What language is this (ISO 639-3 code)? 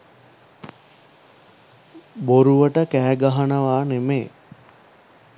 sin